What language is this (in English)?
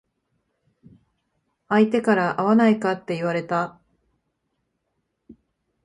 Japanese